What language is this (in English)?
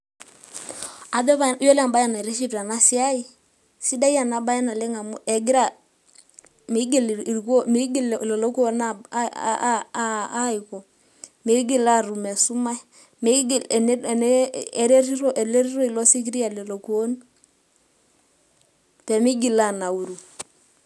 Masai